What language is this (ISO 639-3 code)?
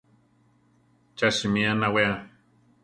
tar